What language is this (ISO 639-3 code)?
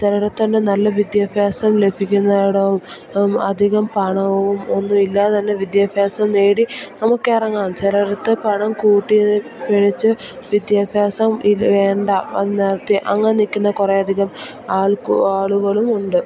mal